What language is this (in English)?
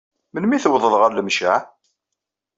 Kabyle